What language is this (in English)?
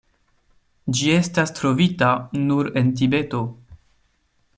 Esperanto